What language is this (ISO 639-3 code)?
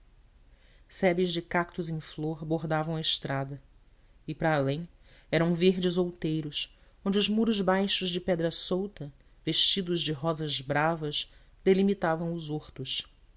por